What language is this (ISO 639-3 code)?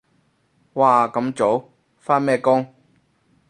yue